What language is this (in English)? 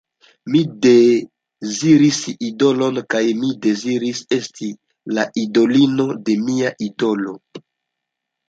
Esperanto